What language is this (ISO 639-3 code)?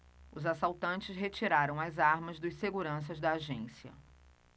por